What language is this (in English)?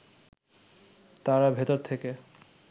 Bangla